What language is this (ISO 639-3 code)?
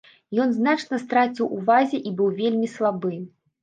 bel